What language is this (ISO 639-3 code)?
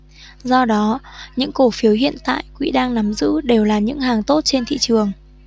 vie